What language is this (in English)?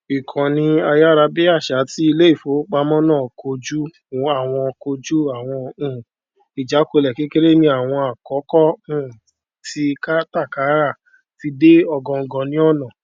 Yoruba